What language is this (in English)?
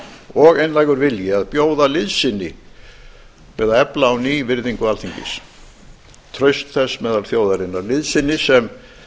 Icelandic